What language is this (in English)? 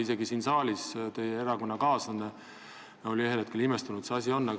Estonian